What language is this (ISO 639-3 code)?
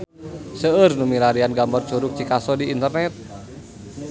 sun